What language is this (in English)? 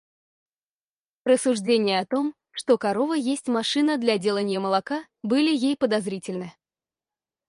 Russian